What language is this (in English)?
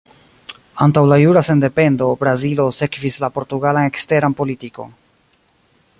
Esperanto